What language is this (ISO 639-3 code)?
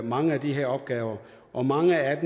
dan